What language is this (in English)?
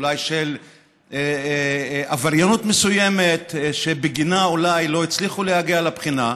Hebrew